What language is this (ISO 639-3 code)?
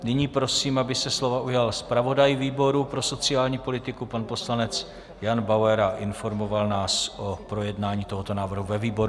ces